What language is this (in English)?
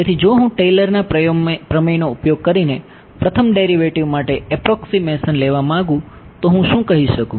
Gujarati